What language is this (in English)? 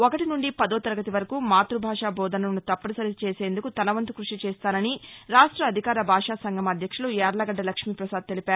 Telugu